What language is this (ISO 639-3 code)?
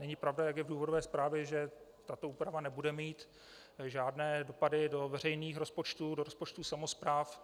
ces